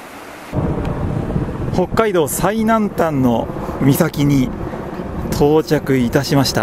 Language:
Japanese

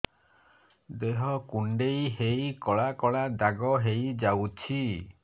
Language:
Odia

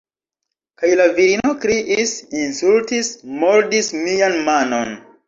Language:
Esperanto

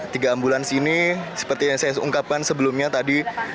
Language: Indonesian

